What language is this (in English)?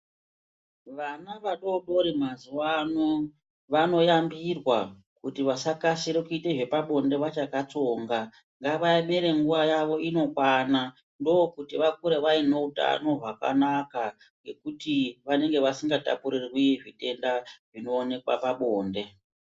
Ndau